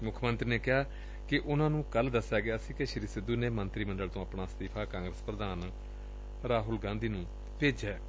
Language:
Punjabi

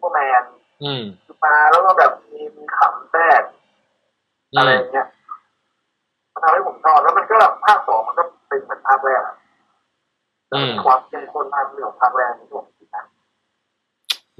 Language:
Thai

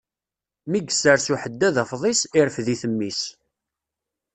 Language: Kabyle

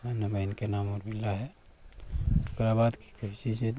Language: Maithili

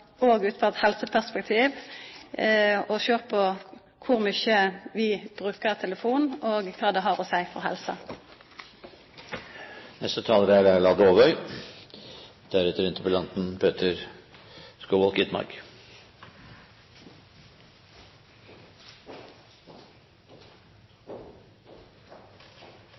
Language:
Norwegian Nynorsk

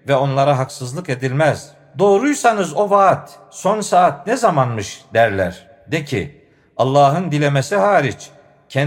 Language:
Turkish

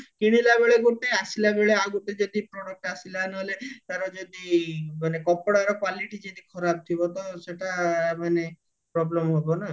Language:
Odia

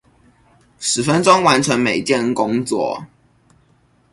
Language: Chinese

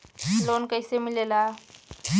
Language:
Bhojpuri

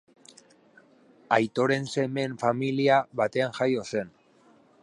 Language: Basque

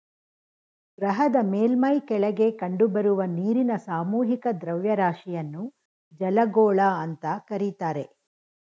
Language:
Kannada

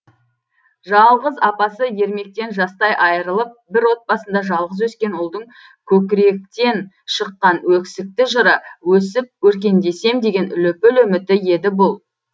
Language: Kazakh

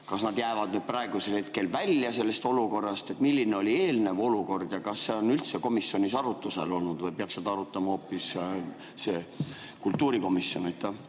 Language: Estonian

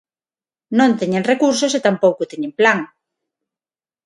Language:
Galician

